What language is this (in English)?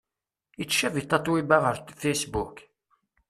Kabyle